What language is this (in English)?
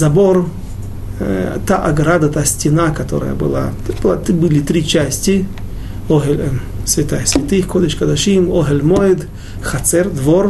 Russian